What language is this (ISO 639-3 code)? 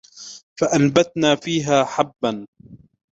ara